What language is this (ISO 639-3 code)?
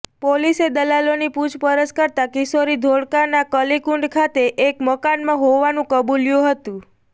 guj